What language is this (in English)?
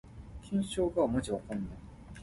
Min Nan Chinese